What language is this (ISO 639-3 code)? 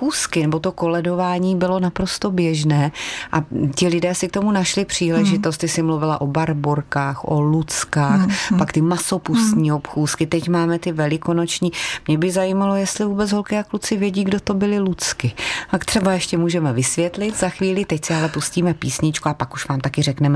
ces